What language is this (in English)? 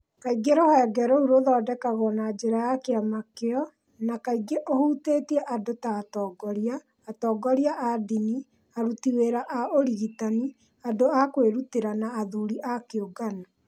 Kikuyu